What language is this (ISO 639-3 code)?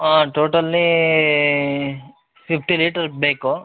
kan